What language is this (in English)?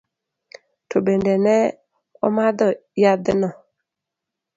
Luo (Kenya and Tanzania)